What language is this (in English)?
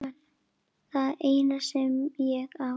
Icelandic